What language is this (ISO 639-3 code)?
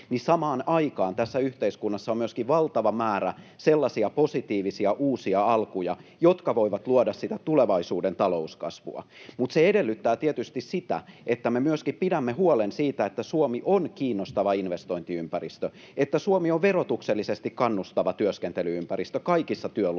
fin